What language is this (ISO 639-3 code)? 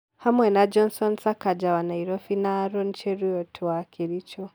kik